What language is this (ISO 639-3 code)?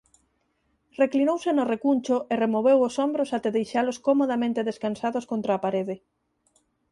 glg